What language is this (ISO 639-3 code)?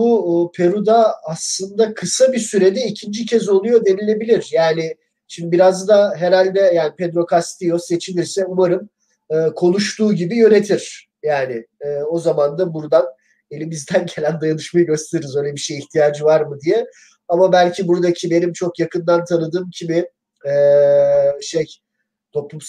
tur